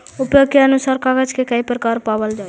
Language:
Magahi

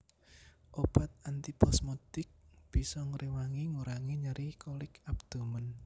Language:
Javanese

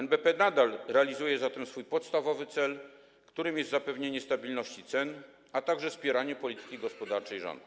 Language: Polish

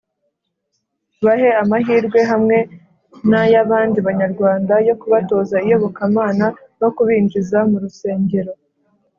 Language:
Kinyarwanda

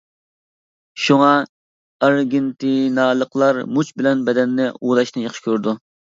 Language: Uyghur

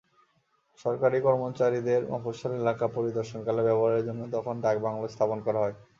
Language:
Bangla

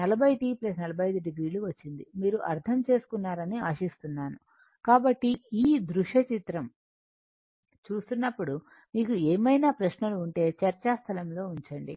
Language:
Telugu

